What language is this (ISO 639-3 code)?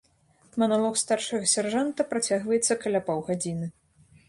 bel